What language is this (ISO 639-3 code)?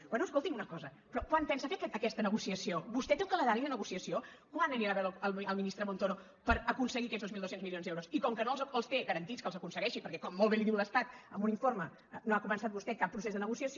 cat